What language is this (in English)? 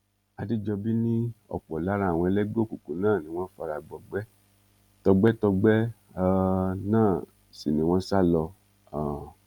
Yoruba